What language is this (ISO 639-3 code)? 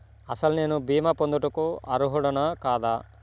tel